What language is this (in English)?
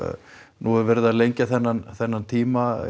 Icelandic